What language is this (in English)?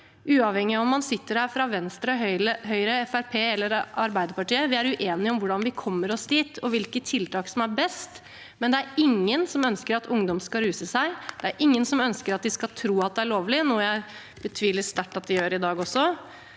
Norwegian